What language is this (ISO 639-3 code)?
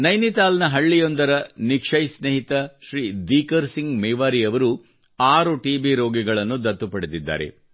kan